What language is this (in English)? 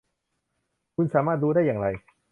Thai